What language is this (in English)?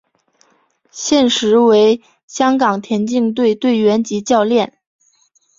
Chinese